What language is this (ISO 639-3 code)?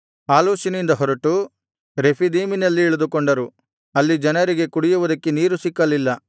kan